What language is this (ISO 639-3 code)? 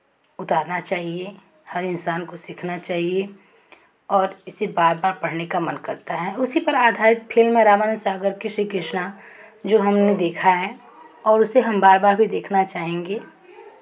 hin